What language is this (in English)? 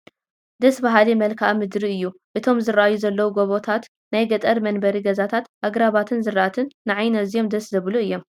Tigrinya